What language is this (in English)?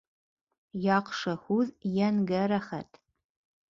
Bashkir